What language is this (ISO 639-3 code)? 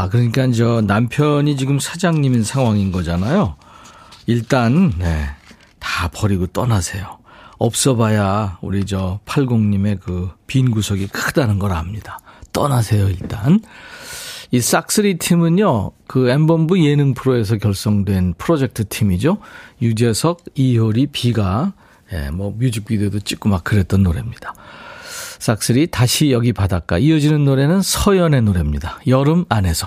kor